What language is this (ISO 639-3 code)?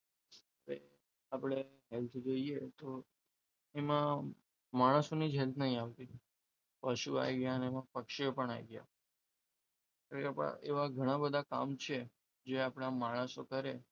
guj